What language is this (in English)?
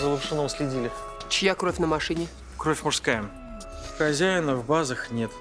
Russian